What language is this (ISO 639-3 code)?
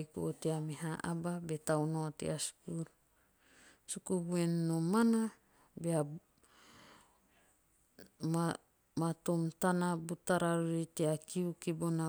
tio